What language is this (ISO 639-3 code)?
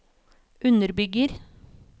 nor